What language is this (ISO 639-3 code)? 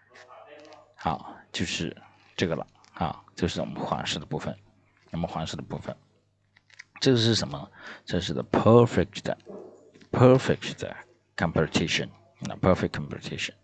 zho